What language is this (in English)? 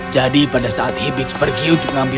Indonesian